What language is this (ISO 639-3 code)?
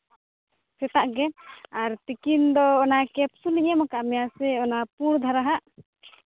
sat